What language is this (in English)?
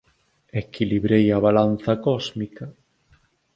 Galician